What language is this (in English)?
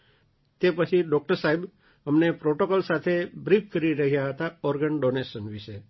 Gujarati